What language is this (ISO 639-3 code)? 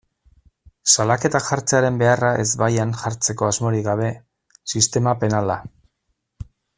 eus